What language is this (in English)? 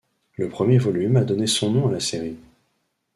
French